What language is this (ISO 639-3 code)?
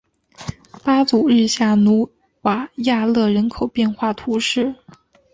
zho